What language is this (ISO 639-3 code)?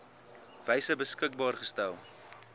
afr